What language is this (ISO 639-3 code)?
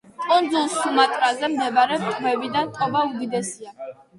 kat